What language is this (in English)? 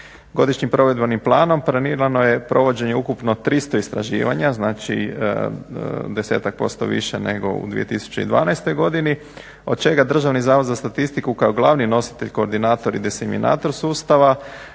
Croatian